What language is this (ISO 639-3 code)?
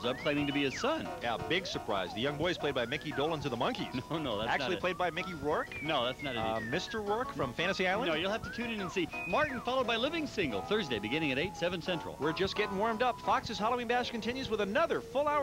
eng